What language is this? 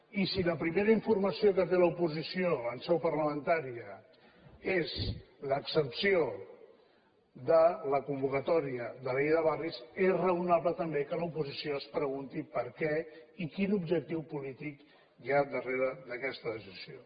Catalan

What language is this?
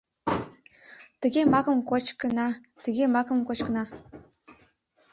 Mari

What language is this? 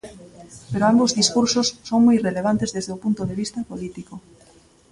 Galician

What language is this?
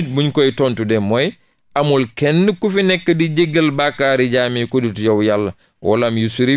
Indonesian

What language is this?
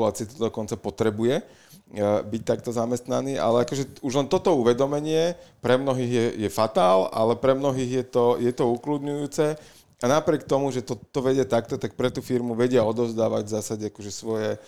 Slovak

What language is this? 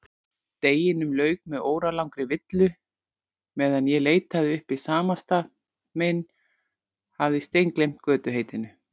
Icelandic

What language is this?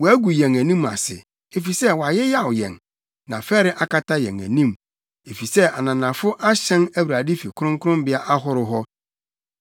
Akan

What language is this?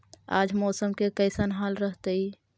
Magahi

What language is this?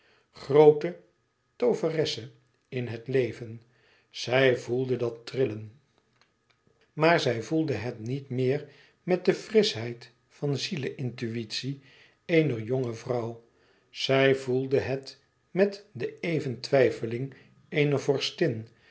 Dutch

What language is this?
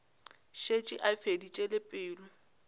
Northern Sotho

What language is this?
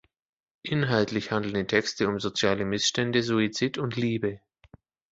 German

